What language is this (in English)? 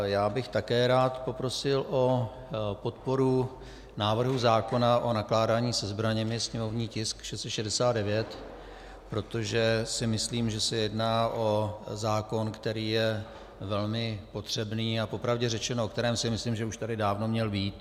Czech